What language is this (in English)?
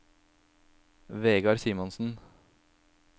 Norwegian